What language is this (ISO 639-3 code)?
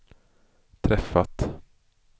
swe